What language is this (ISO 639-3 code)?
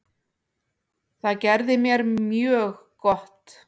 isl